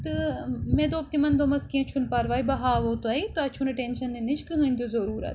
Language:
Kashmiri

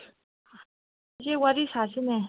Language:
Manipuri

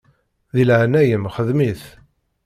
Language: Kabyle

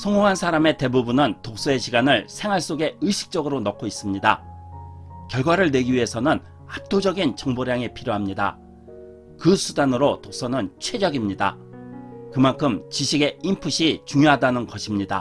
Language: Korean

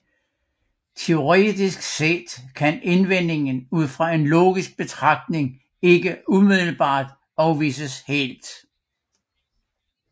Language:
Danish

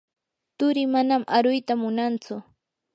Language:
Yanahuanca Pasco Quechua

